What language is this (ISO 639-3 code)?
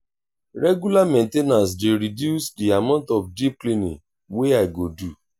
pcm